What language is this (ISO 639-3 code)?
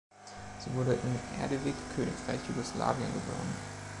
deu